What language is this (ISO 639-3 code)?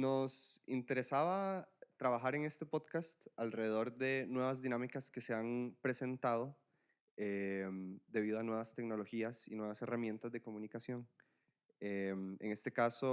spa